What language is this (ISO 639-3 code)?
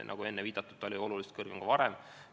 est